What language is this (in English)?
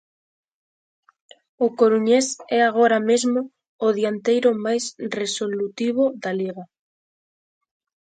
Galician